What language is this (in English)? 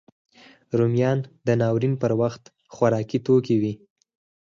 Pashto